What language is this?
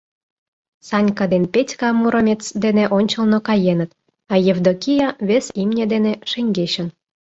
Mari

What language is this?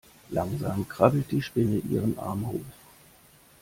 German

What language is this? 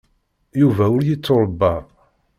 Kabyle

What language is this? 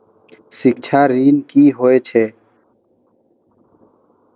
Maithili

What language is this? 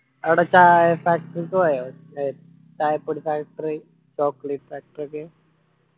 Malayalam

